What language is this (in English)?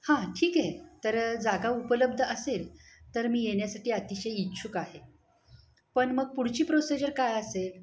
Marathi